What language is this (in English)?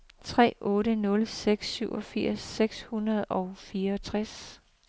Danish